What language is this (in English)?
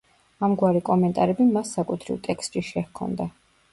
Georgian